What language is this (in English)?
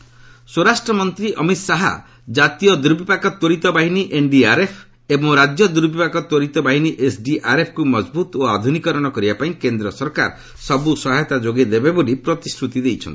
Odia